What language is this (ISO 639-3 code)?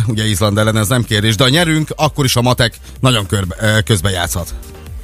hun